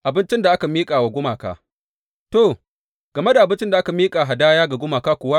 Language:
Hausa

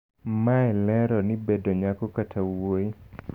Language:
Luo (Kenya and Tanzania)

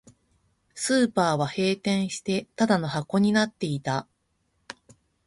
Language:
Japanese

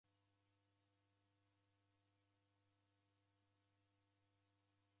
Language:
Taita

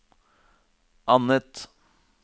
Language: Norwegian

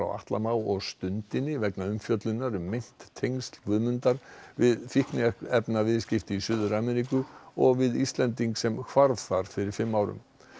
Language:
Icelandic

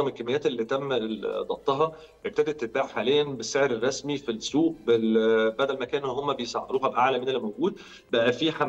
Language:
Arabic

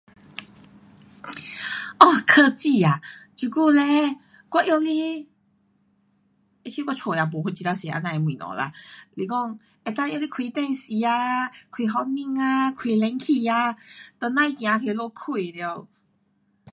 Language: Pu-Xian Chinese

